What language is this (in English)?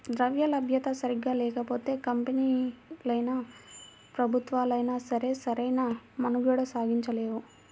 Telugu